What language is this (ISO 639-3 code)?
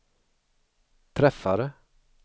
swe